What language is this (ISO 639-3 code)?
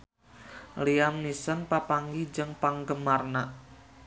sun